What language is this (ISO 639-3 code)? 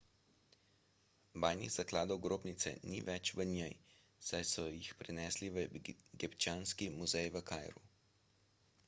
slv